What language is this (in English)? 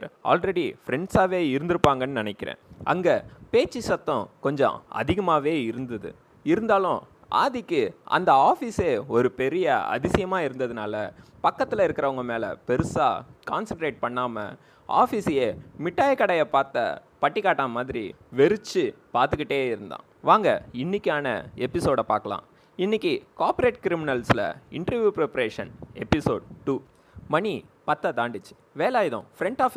Tamil